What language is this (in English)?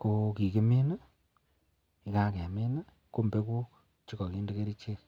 Kalenjin